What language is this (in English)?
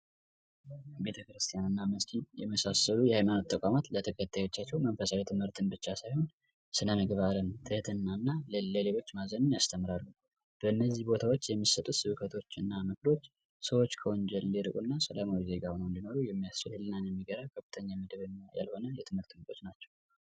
Amharic